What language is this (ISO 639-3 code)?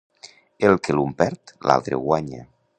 cat